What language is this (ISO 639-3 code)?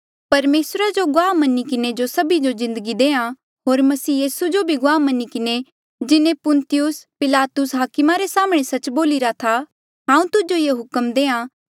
mjl